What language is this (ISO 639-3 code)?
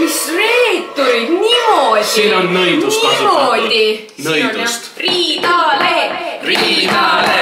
fin